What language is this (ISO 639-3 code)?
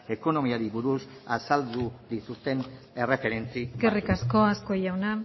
eus